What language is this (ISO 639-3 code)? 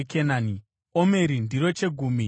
sna